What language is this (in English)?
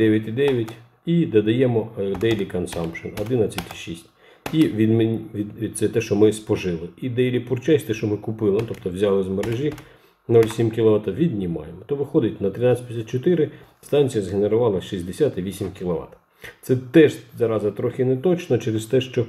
Ukrainian